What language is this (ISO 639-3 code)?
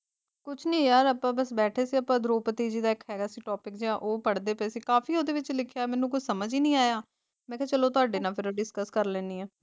pan